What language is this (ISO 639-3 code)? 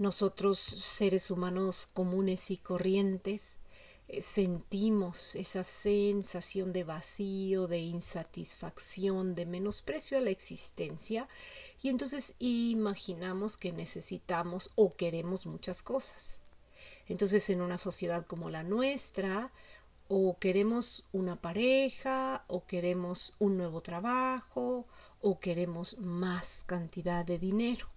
spa